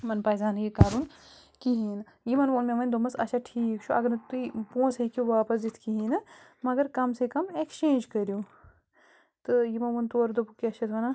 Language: Kashmiri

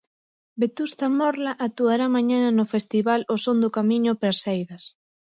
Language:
Galician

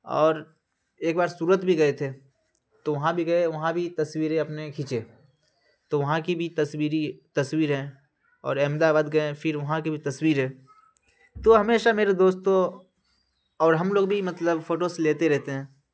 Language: Urdu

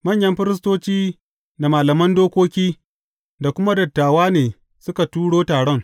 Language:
Hausa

